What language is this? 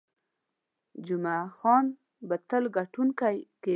Pashto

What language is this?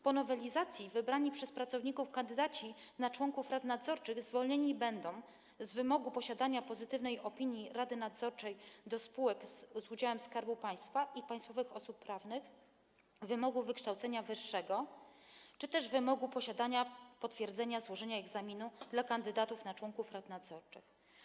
Polish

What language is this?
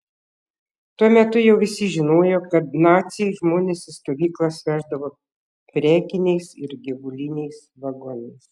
Lithuanian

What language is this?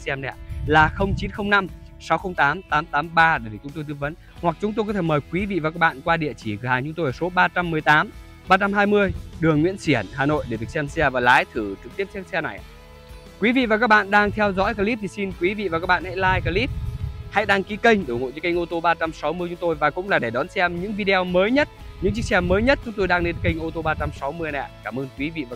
Vietnamese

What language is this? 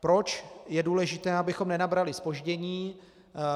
Czech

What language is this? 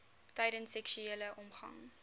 Afrikaans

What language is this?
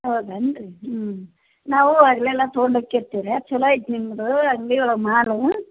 Kannada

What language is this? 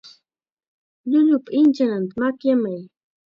Chiquián Ancash Quechua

